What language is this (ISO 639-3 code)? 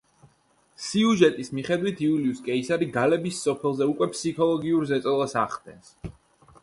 kat